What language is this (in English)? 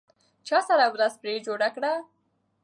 Pashto